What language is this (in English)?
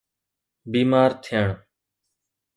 Sindhi